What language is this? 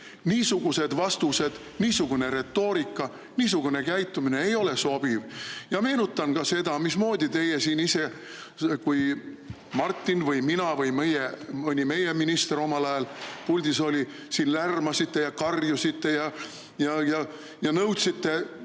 Estonian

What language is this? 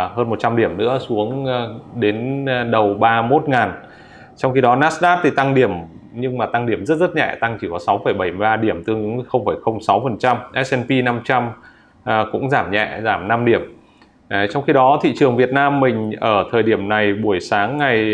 Vietnamese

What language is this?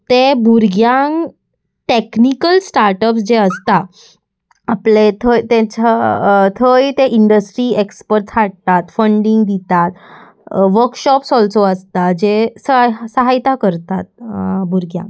Konkani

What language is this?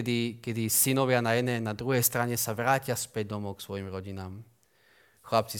Slovak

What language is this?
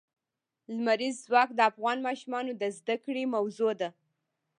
Pashto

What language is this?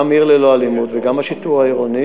Hebrew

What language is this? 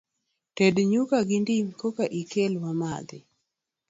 Luo (Kenya and Tanzania)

